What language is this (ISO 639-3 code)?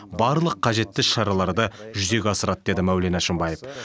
kaz